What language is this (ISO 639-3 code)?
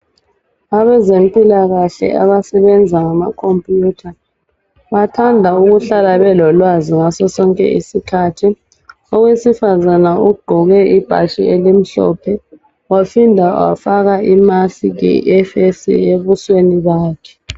nde